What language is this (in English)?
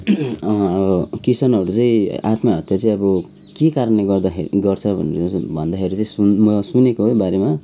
Nepali